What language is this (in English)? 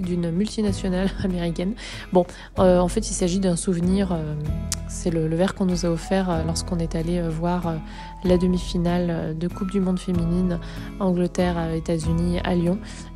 French